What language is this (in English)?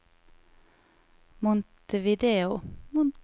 Norwegian